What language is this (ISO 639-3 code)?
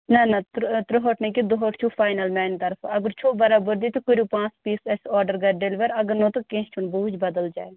kas